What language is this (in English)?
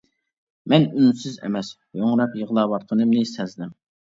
Uyghur